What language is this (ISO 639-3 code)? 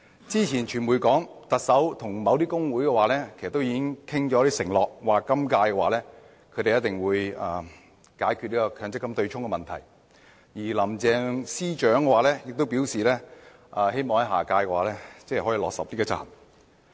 yue